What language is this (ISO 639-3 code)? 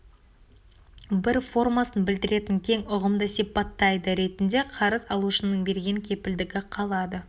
kaz